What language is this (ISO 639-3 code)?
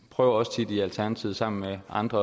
dan